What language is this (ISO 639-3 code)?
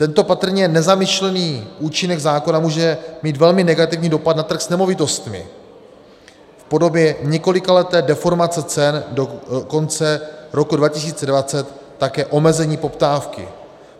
ces